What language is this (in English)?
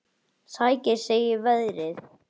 Icelandic